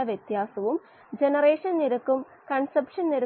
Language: Malayalam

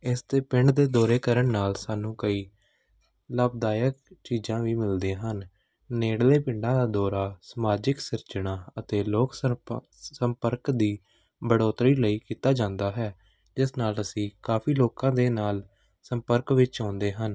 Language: Punjabi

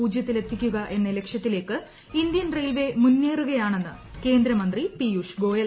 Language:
Malayalam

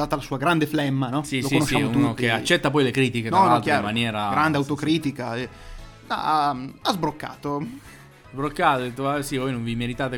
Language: Italian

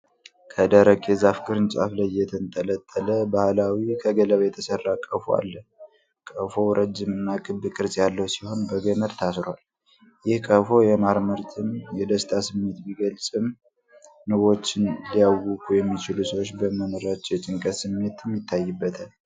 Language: Amharic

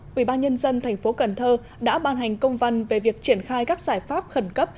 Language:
Vietnamese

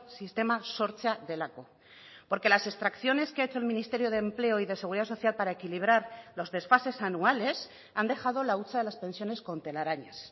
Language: Spanish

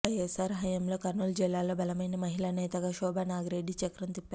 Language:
Telugu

